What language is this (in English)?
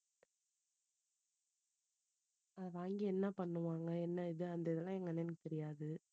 Tamil